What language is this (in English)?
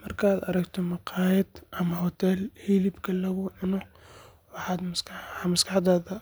Somali